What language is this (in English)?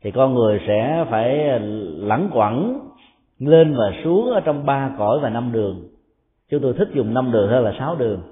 Vietnamese